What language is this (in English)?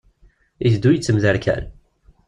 Kabyle